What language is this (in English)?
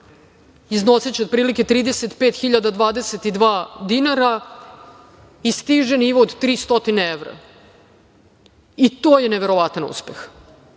Serbian